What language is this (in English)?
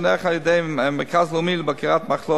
Hebrew